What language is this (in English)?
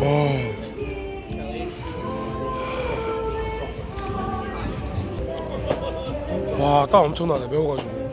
Korean